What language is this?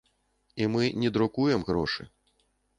Belarusian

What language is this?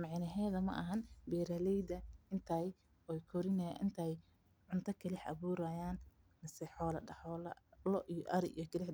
Somali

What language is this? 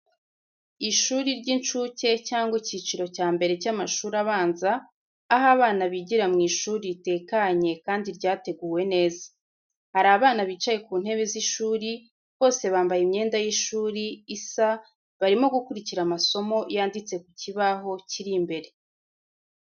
Kinyarwanda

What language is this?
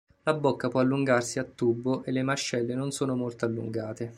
Italian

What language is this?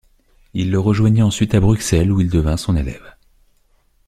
French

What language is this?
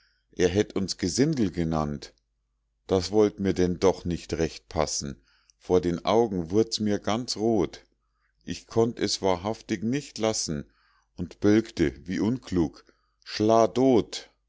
German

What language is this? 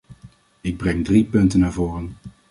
Dutch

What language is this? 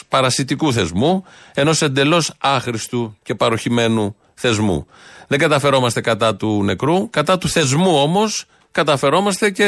Greek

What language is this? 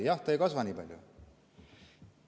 Estonian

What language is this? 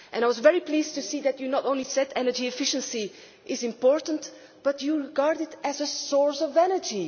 English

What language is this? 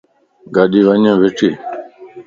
Lasi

